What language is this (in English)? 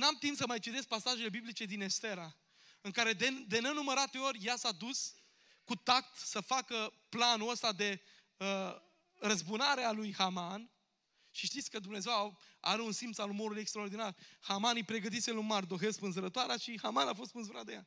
Romanian